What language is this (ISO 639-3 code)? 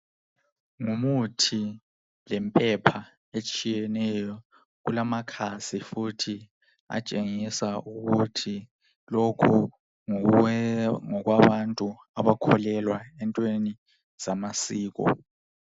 nde